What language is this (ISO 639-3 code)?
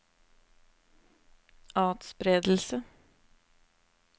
nor